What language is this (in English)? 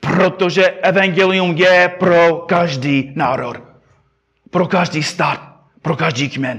Czech